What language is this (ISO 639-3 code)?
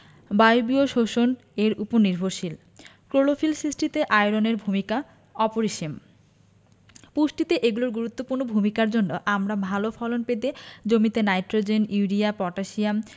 ben